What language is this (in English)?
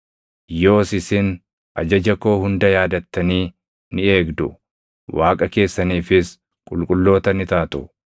Oromo